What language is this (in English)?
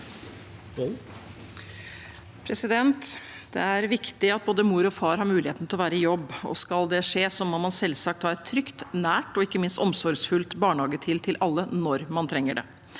Norwegian